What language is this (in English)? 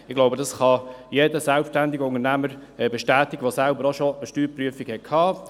Swiss German